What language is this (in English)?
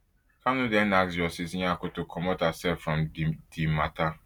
Nigerian Pidgin